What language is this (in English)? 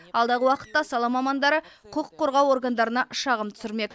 Kazakh